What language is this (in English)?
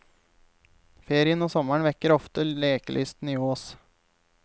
Norwegian